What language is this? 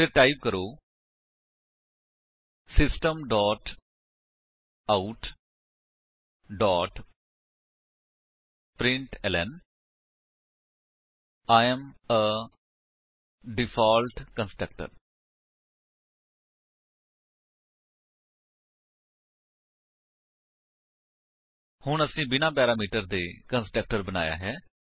Punjabi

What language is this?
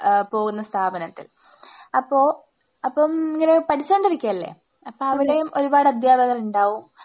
Malayalam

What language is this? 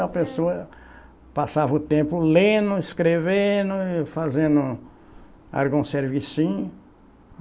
Portuguese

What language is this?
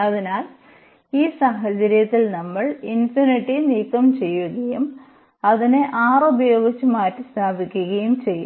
Malayalam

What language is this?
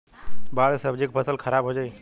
Bhojpuri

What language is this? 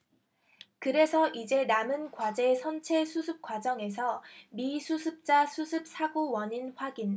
Korean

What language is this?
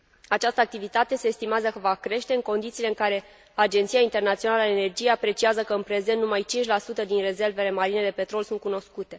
Romanian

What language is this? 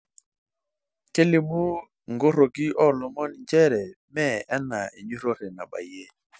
Masai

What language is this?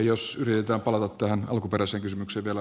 Finnish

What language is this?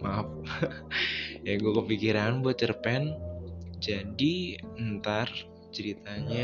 Indonesian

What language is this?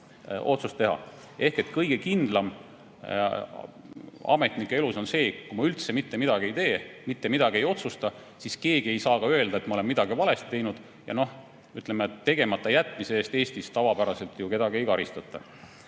Estonian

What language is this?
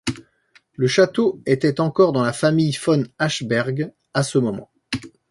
French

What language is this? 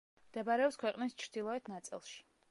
Georgian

